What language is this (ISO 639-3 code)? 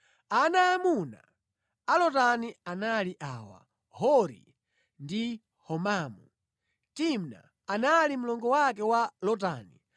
nya